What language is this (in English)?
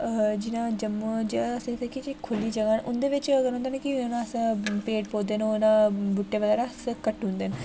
Dogri